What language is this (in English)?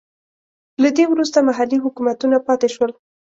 Pashto